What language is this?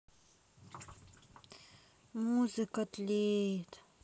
Russian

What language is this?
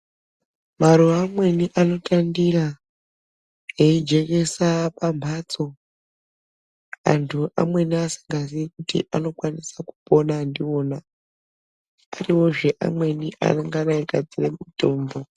Ndau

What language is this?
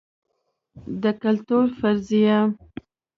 Pashto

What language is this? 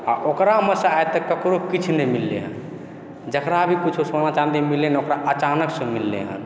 Maithili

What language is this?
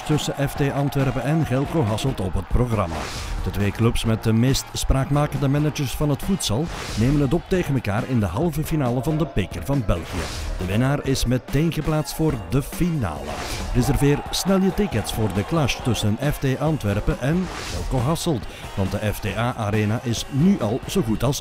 Dutch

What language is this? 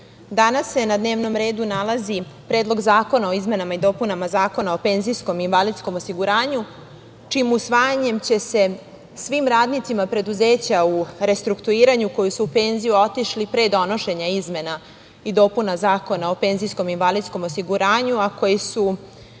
Serbian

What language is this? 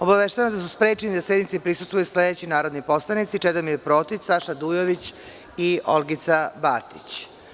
Serbian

